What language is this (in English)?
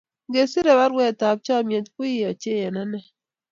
Kalenjin